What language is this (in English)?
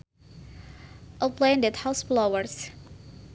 Sundanese